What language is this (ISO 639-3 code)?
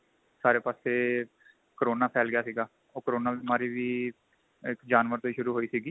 pan